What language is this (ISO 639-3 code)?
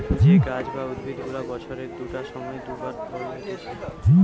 ben